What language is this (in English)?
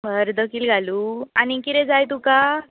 Konkani